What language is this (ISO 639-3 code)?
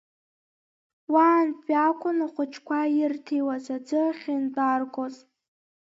abk